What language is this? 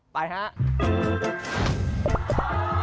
Thai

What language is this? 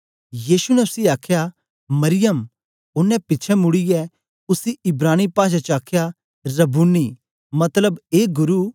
Dogri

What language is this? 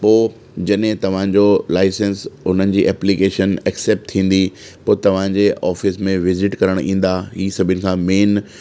Sindhi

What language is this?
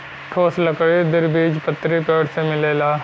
Bhojpuri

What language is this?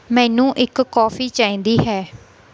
Punjabi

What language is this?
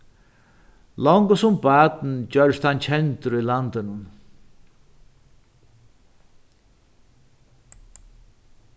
Faroese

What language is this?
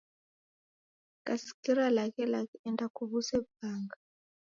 Taita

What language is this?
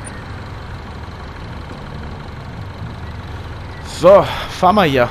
German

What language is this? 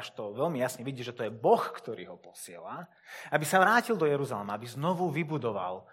Slovak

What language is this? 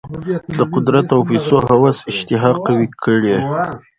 Pashto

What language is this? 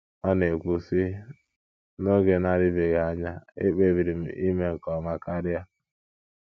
Igbo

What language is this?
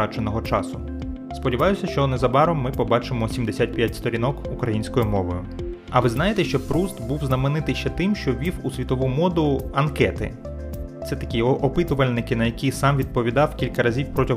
Ukrainian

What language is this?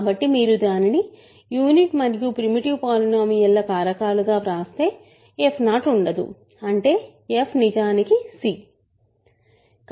Telugu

